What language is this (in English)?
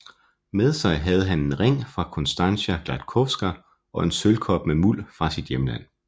Danish